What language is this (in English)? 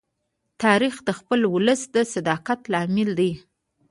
Pashto